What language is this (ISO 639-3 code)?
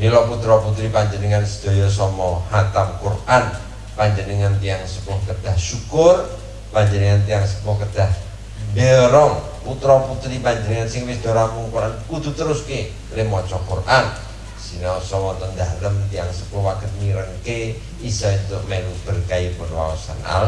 ind